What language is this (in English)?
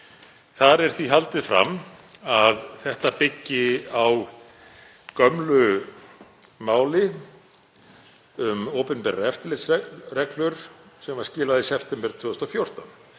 Icelandic